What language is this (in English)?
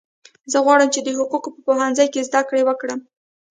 Pashto